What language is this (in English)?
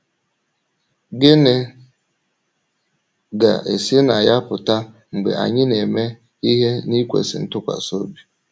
Igbo